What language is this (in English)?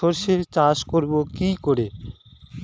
Bangla